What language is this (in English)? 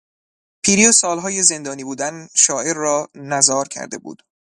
Persian